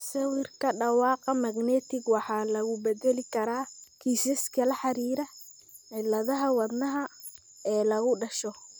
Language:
Somali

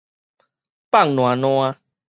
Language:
Min Nan Chinese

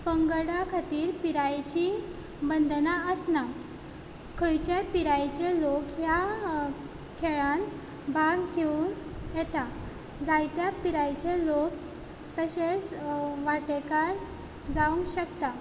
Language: Konkani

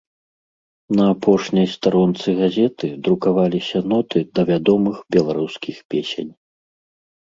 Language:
Belarusian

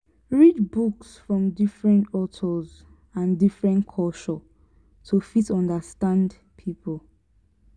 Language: Nigerian Pidgin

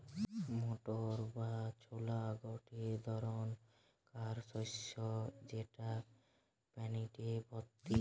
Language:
Bangla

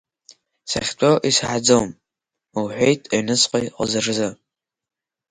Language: Abkhazian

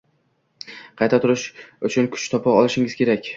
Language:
Uzbek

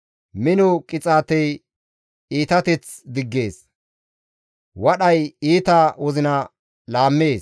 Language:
Gamo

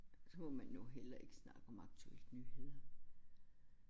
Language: Danish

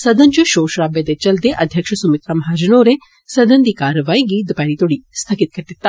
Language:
Dogri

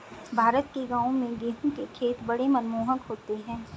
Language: Hindi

